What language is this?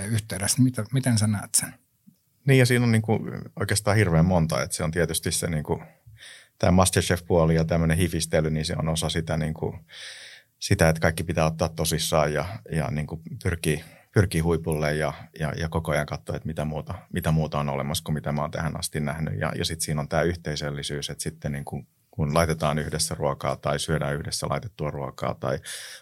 Finnish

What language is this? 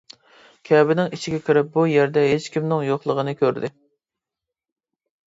Uyghur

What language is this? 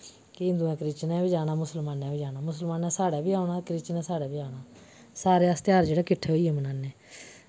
Dogri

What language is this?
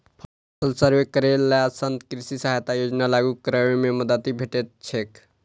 Maithili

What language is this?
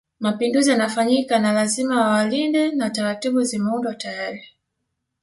Swahili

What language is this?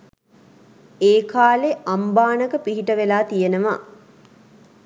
Sinhala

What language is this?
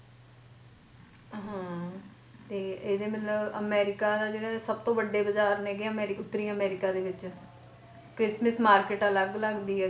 Punjabi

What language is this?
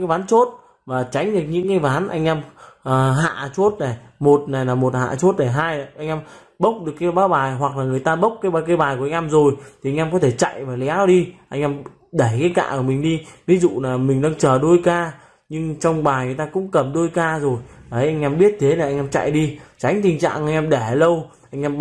Vietnamese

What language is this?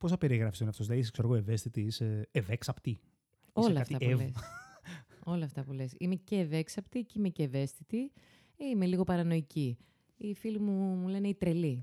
Greek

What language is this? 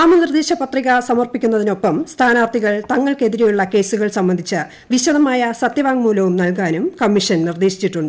Malayalam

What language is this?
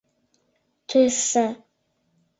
Mari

